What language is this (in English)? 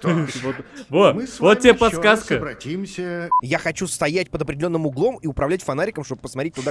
Russian